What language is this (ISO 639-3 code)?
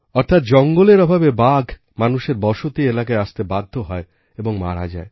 ben